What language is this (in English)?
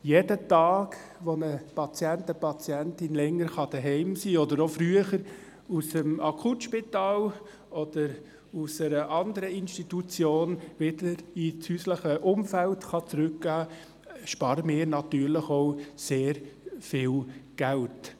Swiss German